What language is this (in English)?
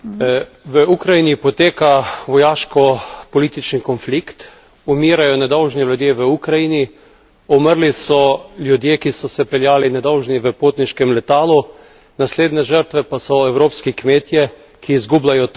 Slovenian